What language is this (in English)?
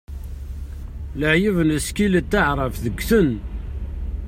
Kabyle